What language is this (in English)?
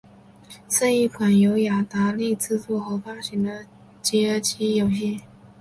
Chinese